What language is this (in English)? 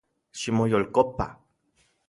Central Puebla Nahuatl